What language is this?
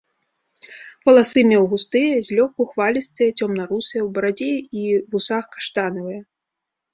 Belarusian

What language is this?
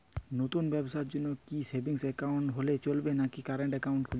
Bangla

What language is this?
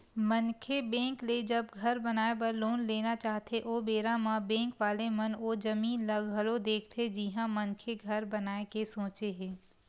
Chhattisgarhi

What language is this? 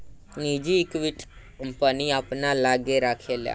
Bhojpuri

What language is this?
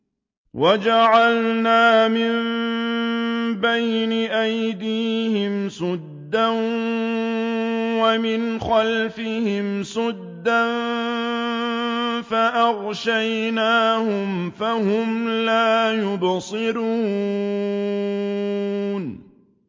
Arabic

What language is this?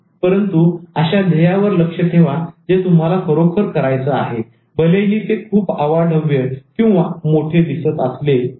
Marathi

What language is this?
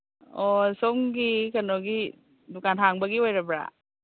Manipuri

